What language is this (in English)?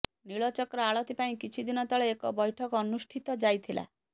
Odia